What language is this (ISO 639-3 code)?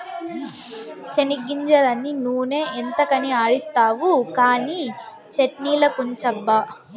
tel